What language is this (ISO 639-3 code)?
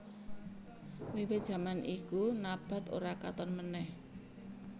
jav